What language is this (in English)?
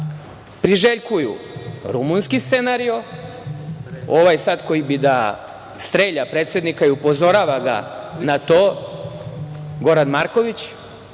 Serbian